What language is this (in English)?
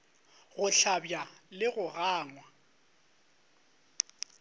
Northern Sotho